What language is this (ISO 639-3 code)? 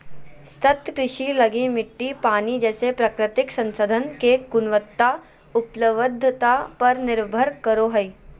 mag